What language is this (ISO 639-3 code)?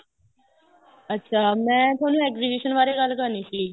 pan